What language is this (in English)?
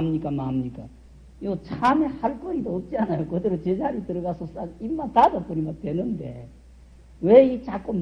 Korean